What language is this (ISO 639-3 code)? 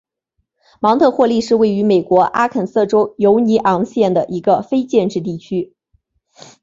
zho